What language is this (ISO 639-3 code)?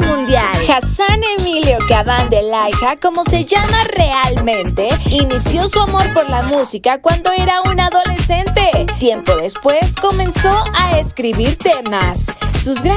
spa